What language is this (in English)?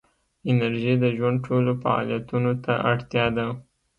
Pashto